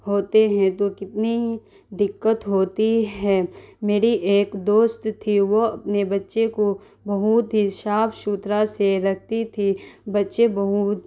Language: Urdu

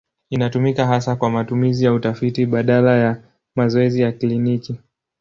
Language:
Swahili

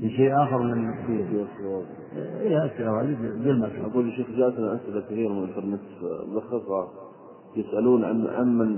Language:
Arabic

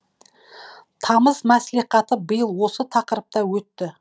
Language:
Kazakh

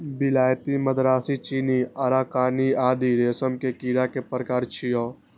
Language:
Maithili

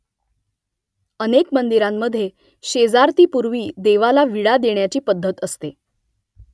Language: Marathi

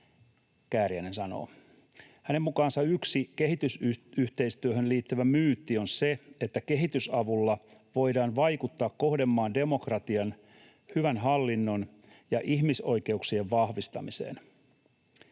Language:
Finnish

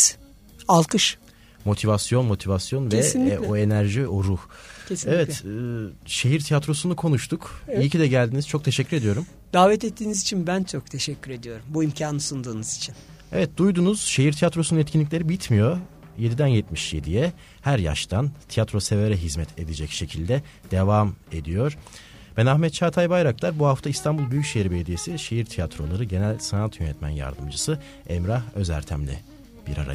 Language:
Turkish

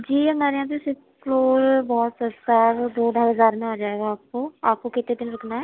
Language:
Urdu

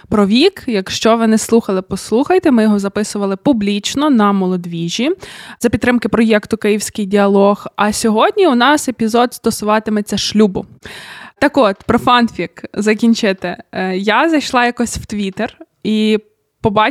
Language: Ukrainian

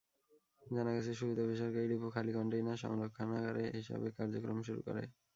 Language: Bangla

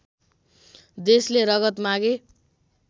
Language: Nepali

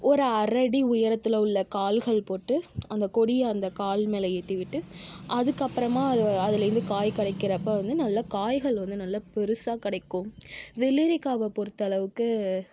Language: Tamil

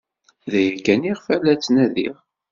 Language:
Kabyle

